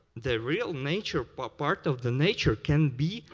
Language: English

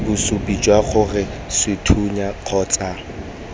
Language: Tswana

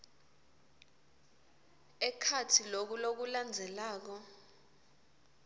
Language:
Swati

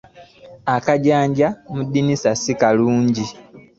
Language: Ganda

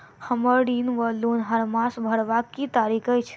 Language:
Maithili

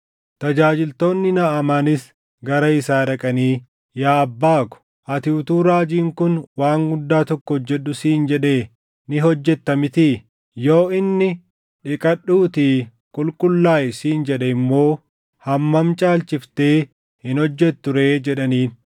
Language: Oromo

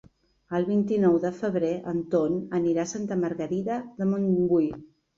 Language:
Catalan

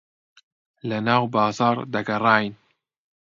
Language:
Central Kurdish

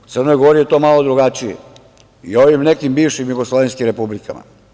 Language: Serbian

